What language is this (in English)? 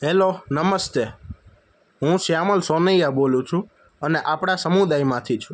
Gujarati